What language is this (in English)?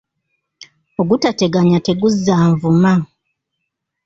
Ganda